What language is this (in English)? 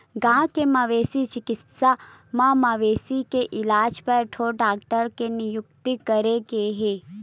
Chhattisgarhi